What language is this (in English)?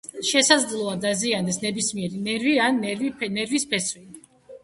Georgian